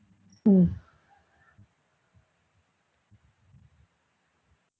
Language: Tamil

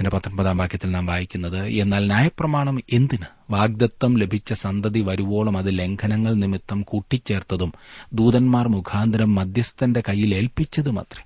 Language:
Malayalam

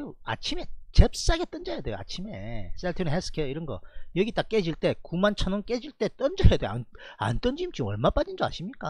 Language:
Korean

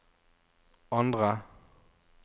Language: Norwegian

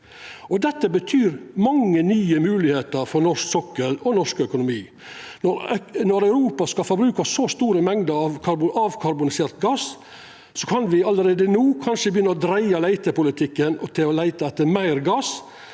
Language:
Norwegian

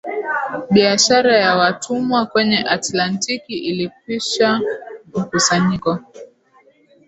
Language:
Swahili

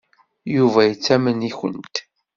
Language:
Kabyle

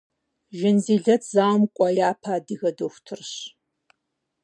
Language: Kabardian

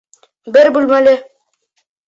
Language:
Bashkir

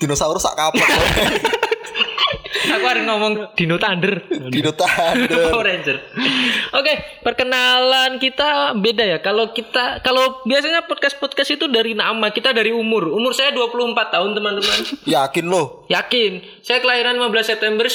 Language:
Indonesian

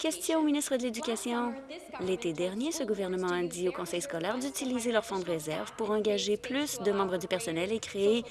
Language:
French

